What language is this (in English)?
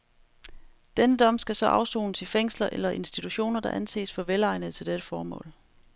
Danish